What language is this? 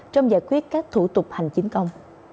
Vietnamese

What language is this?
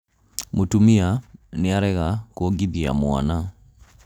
Kikuyu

